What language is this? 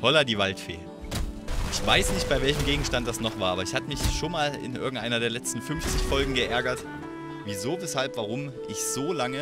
German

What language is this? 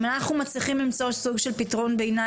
Hebrew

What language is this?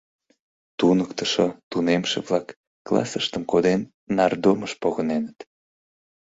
Mari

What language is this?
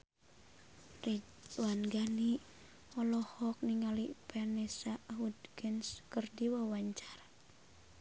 Sundanese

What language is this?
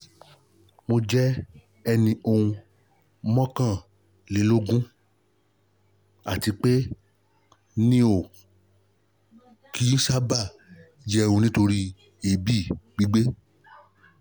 Yoruba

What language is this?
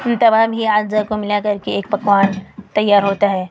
Urdu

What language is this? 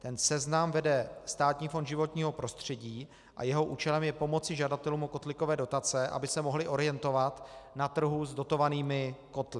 Czech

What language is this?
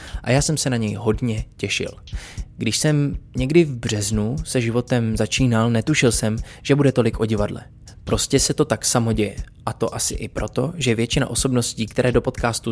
Czech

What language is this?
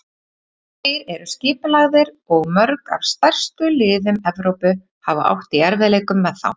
Icelandic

